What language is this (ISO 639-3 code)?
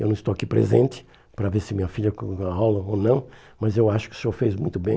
por